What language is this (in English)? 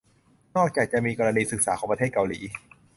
Thai